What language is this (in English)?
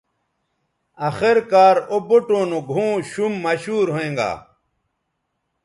Bateri